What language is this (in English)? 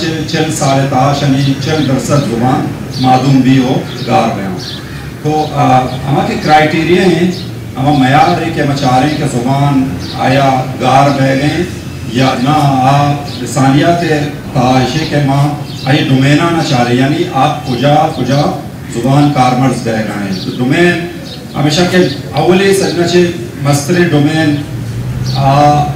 Hindi